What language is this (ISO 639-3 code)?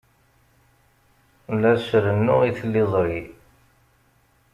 kab